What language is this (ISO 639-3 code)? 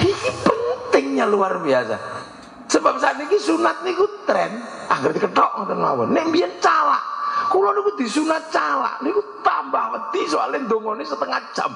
ind